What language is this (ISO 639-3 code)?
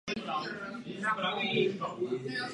ces